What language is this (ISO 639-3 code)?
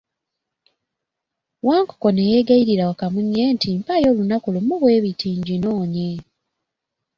lug